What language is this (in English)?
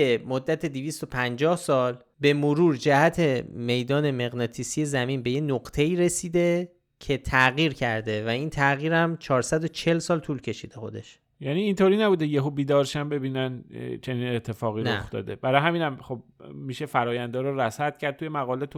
Persian